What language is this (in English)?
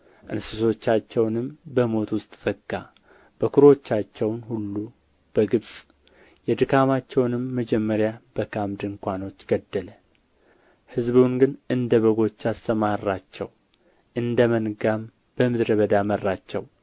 Amharic